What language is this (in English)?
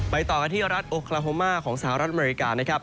Thai